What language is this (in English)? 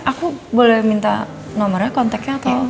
Indonesian